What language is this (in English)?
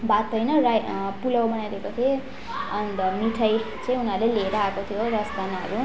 Nepali